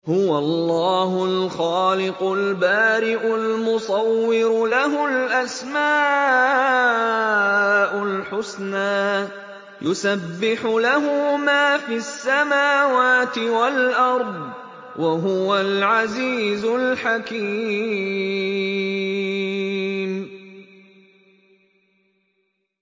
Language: Arabic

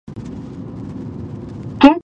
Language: Pashto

